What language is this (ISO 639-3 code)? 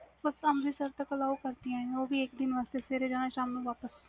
pan